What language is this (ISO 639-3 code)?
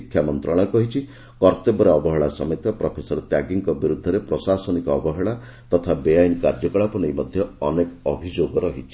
ori